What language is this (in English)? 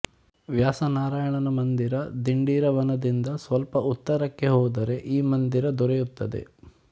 Kannada